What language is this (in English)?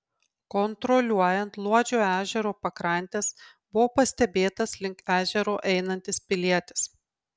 Lithuanian